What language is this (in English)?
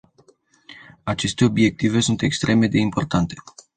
Romanian